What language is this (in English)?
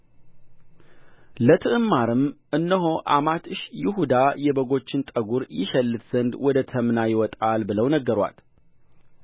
Amharic